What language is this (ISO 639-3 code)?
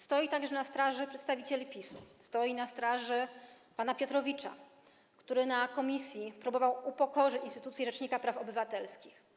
pol